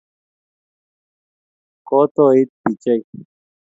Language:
Kalenjin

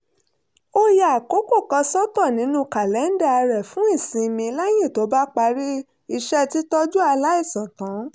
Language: Yoruba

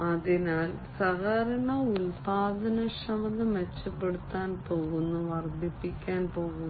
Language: Malayalam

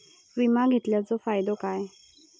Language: Marathi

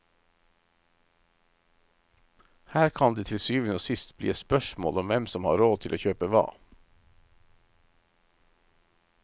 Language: Norwegian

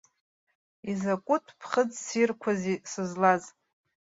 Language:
Abkhazian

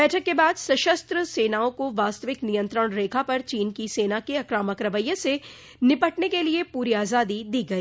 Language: Hindi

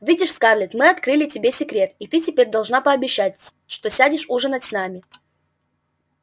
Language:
Russian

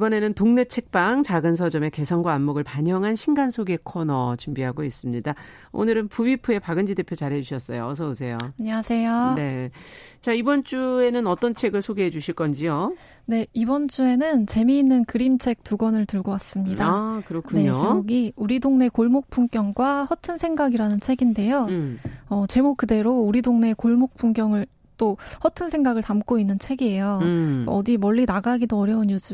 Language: Korean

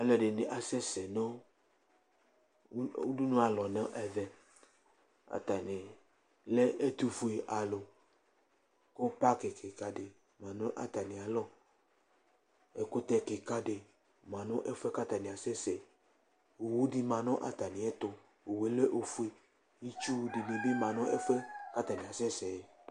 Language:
Ikposo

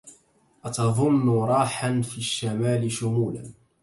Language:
Arabic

